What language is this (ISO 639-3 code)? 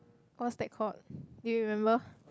eng